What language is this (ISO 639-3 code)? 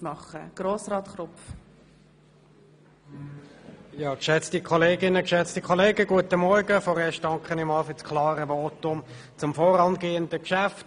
gsw